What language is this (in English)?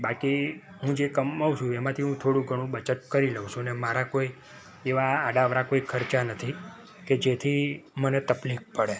Gujarati